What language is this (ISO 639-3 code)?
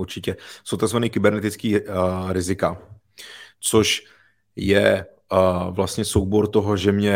ces